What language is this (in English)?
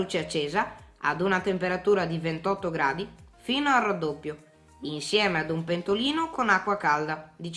Italian